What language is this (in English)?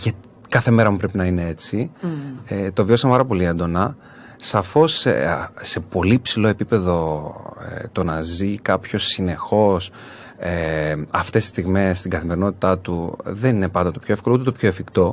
Greek